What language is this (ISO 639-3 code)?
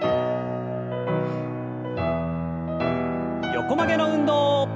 jpn